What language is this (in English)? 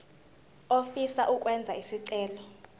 Zulu